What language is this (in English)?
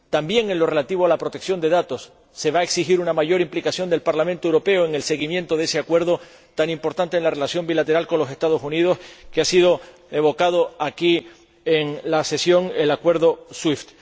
Spanish